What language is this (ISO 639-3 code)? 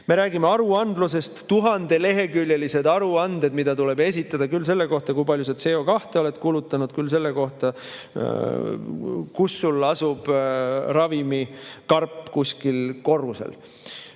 est